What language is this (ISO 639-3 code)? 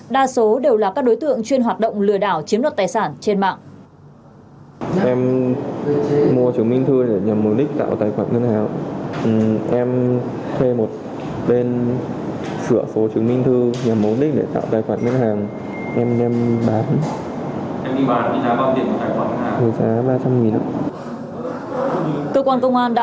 vie